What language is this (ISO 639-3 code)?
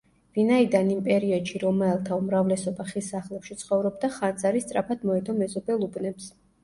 kat